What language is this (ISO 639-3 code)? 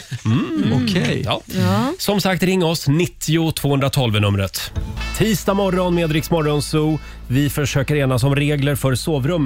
swe